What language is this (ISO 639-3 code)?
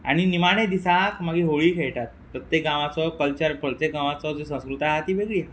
kok